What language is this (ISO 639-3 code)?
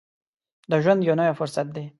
pus